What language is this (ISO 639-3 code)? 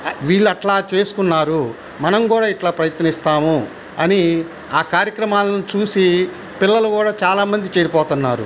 tel